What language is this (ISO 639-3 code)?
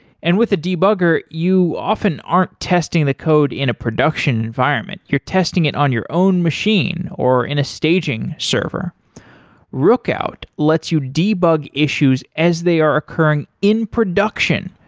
eng